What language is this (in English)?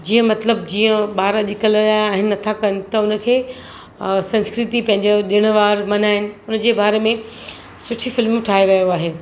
Sindhi